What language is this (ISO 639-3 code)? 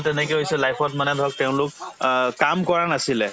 asm